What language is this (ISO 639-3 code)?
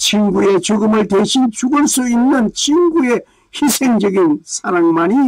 kor